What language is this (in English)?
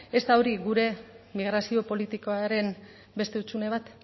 Basque